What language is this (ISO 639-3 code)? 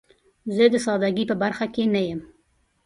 pus